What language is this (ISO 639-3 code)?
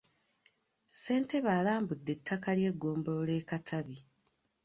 lug